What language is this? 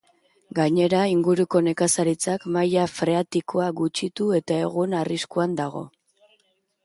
Basque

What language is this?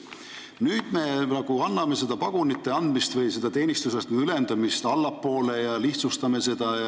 Estonian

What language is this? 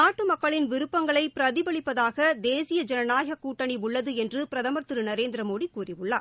Tamil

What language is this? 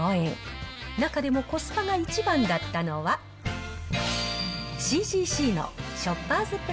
Japanese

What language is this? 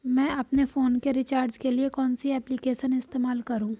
Hindi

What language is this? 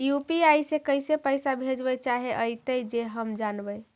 Magahi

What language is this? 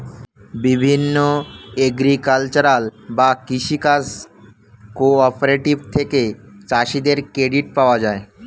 Bangla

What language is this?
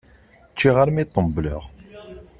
Kabyle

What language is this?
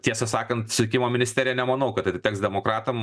Lithuanian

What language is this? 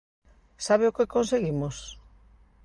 Galician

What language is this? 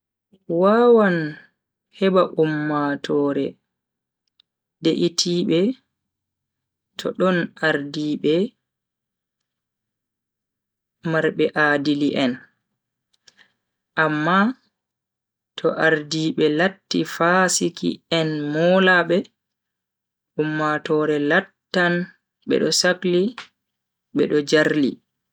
Bagirmi Fulfulde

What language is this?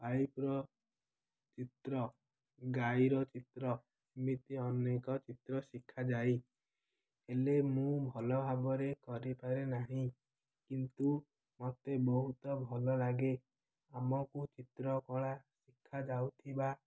Odia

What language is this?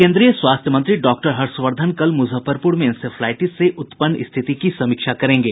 Hindi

